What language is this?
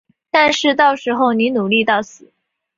Chinese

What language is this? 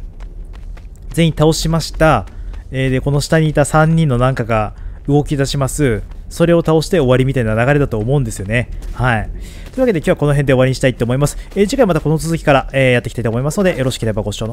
Japanese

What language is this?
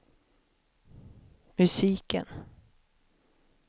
Swedish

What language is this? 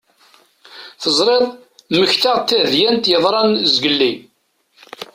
Kabyle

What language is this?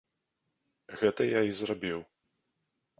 Belarusian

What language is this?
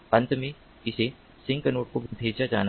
Hindi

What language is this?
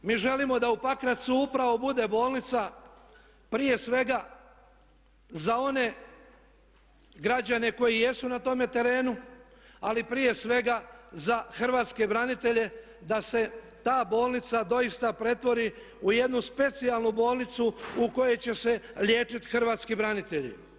Croatian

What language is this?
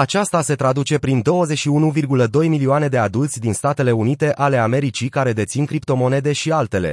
Romanian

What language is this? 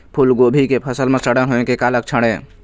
Chhattisgarhi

